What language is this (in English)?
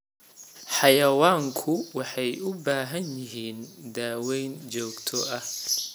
Somali